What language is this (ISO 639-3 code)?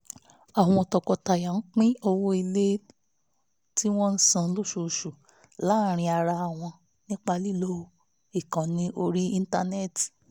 yor